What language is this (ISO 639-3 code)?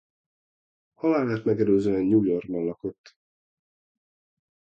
hun